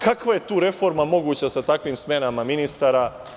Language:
Serbian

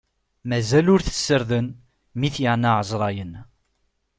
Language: Kabyle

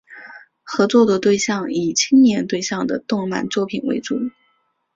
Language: Chinese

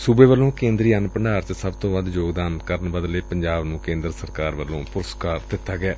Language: Punjabi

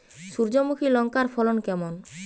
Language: Bangla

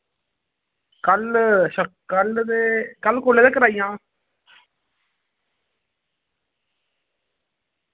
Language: Dogri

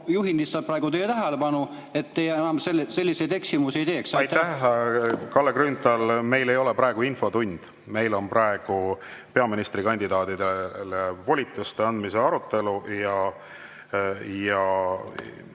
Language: Estonian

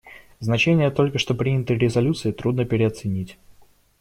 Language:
Russian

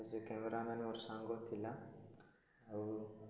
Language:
Odia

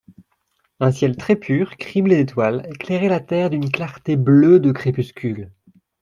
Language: French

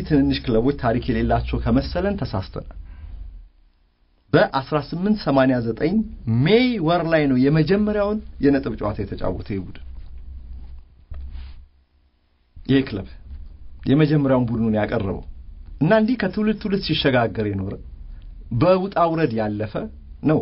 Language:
Arabic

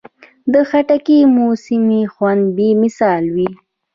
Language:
Pashto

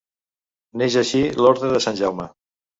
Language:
Catalan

